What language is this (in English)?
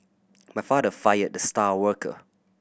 English